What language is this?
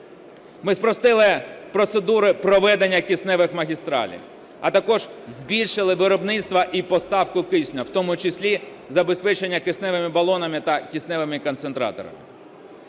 Ukrainian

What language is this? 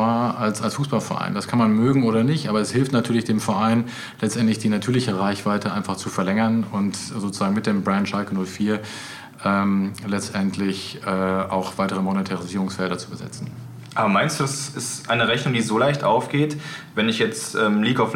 German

